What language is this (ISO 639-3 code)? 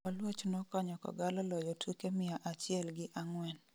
luo